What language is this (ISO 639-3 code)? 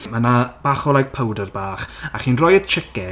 cym